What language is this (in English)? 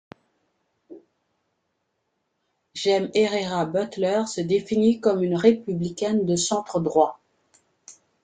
French